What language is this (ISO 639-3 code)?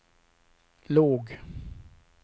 swe